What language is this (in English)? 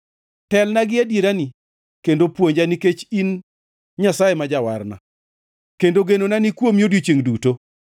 Luo (Kenya and Tanzania)